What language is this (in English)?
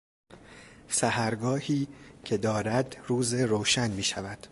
Persian